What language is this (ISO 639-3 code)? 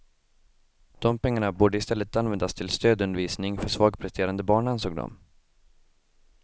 swe